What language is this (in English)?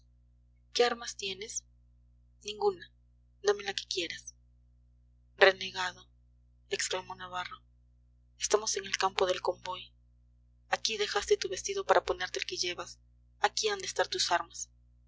Spanish